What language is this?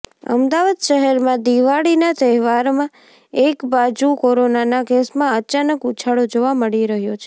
Gujarati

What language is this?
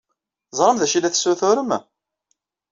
Kabyle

